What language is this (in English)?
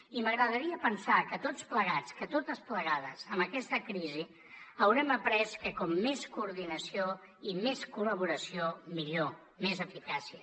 Catalan